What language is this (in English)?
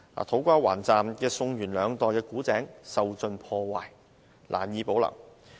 Cantonese